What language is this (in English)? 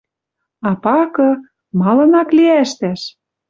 Western Mari